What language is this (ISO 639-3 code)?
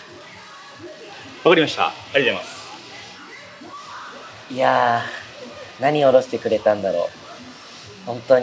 jpn